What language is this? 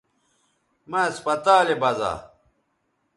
Bateri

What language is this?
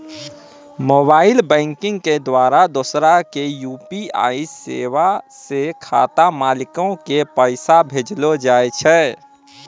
Maithili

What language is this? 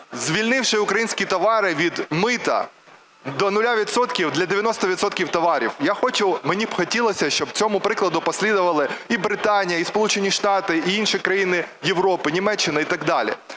Ukrainian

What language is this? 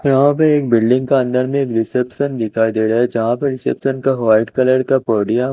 Hindi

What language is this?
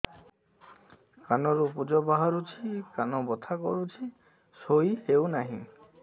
Odia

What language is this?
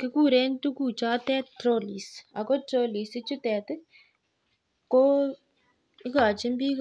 Kalenjin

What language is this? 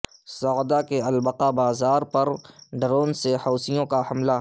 Urdu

